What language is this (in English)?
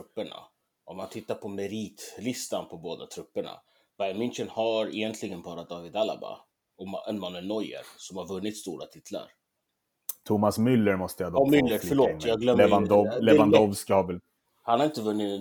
Swedish